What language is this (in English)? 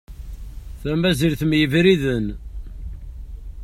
Kabyle